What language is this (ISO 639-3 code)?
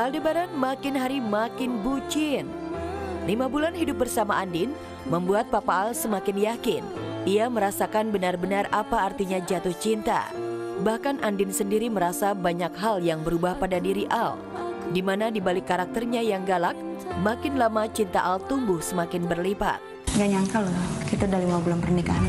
ind